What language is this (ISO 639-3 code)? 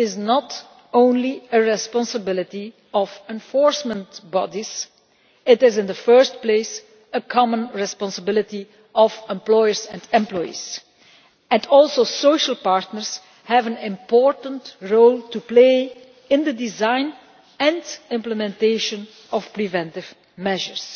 eng